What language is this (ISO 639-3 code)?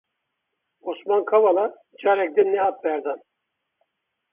kur